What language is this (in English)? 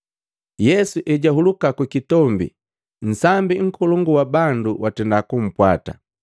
Matengo